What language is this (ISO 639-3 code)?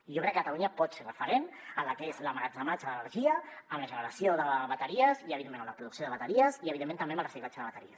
cat